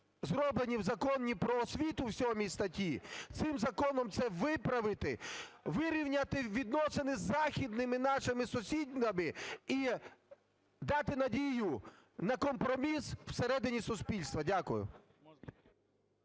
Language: Ukrainian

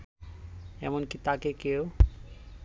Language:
Bangla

